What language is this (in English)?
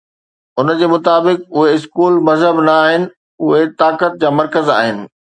Sindhi